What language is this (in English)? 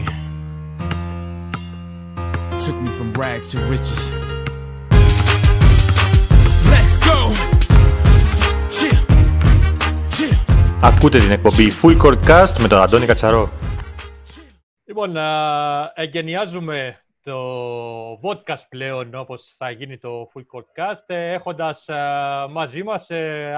Greek